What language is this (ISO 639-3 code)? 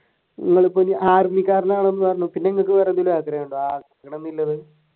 mal